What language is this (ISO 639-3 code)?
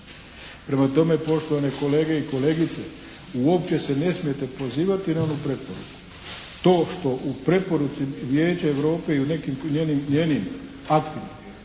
hrv